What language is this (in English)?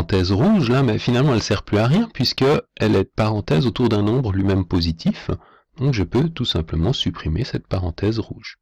French